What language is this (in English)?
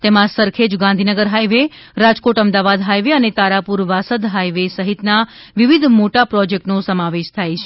Gujarati